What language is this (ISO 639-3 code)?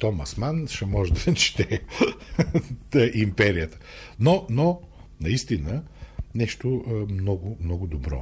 bul